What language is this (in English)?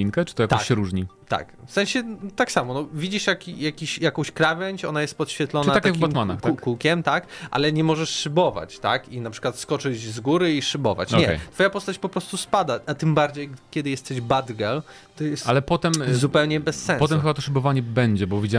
Polish